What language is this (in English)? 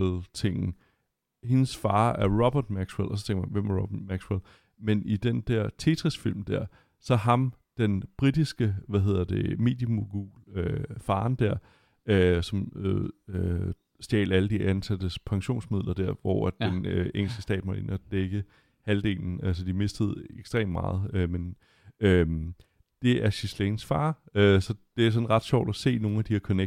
Danish